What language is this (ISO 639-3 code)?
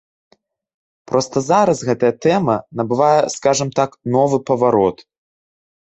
bel